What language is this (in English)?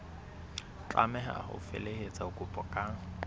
Southern Sotho